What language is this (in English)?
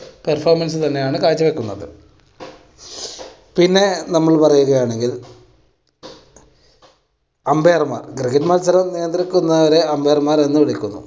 Malayalam